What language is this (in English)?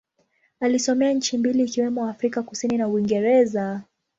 Swahili